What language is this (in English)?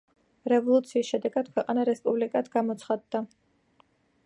Georgian